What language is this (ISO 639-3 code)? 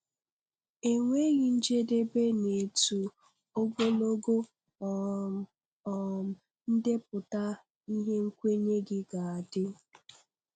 ibo